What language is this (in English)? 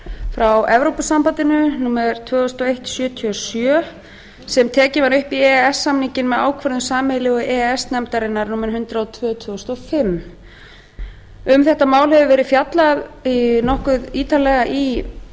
Icelandic